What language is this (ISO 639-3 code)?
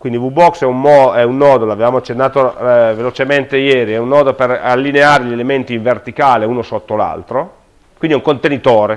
ita